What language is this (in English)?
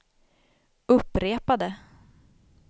Swedish